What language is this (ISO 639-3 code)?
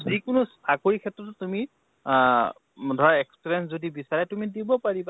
asm